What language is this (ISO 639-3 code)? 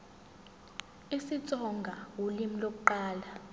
zul